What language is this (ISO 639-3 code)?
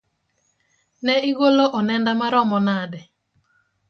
luo